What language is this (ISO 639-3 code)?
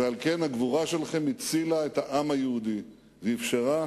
heb